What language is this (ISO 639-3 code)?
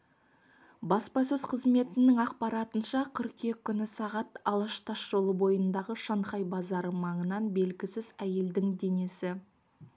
kaz